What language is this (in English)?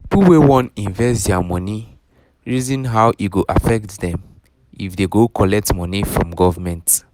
Nigerian Pidgin